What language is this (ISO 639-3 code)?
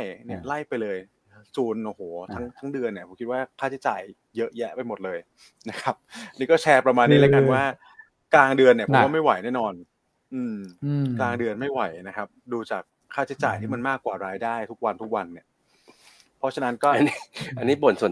tha